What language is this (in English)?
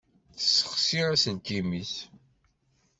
Kabyle